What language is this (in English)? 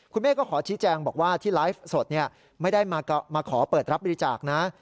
Thai